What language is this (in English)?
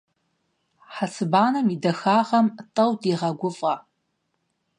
Kabardian